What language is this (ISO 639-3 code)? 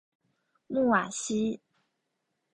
zho